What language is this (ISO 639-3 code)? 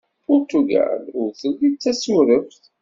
kab